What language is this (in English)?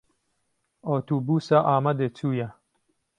Kurdish